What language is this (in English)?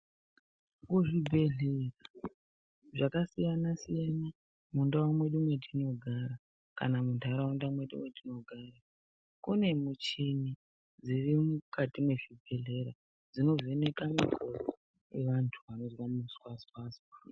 Ndau